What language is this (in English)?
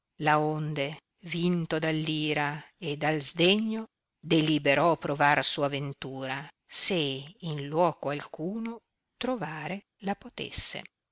Italian